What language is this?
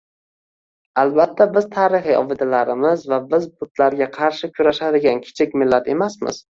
Uzbek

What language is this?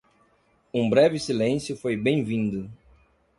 Portuguese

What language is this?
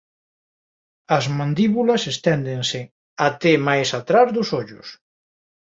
Galician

